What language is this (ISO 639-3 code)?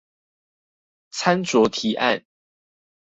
zho